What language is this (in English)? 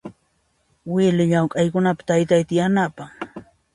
Puno Quechua